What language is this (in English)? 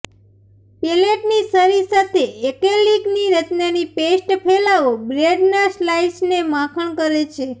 Gujarati